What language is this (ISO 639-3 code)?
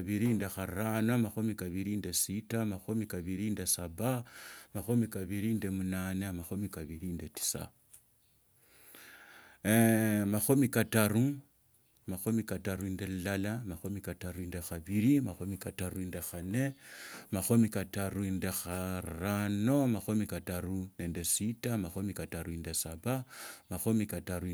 lto